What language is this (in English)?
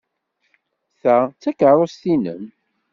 Kabyle